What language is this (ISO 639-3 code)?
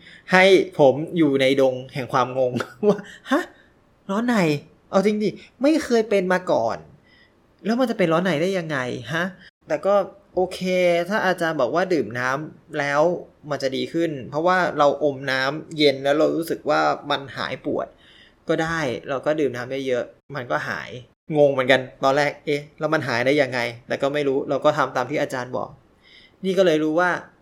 tha